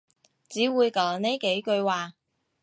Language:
Cantonese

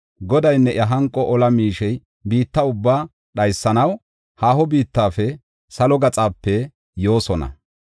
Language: Gofa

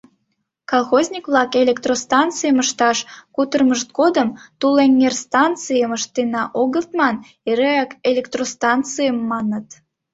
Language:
Mari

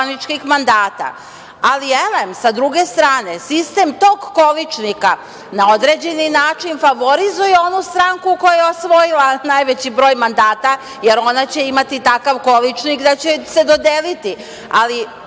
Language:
Serbian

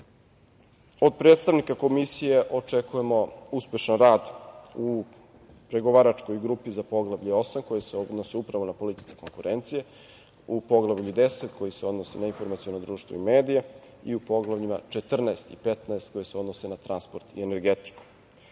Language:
Serbian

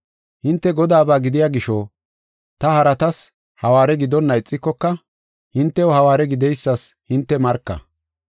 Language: Gofa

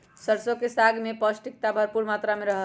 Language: Magahi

